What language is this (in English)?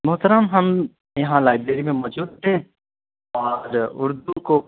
Urdu